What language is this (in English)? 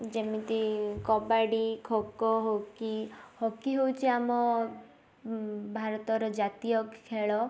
Odia